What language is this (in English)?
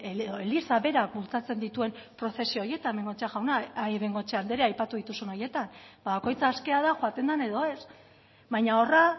Basque